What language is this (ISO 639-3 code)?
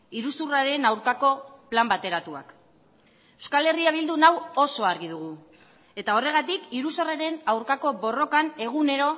eus